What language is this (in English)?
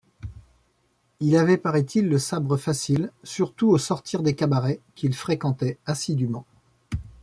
French